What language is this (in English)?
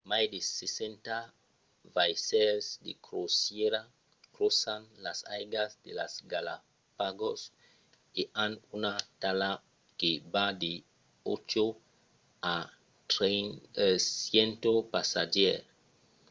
Occitan